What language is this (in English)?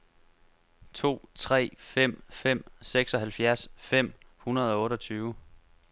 Danish